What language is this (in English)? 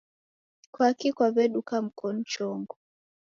Taita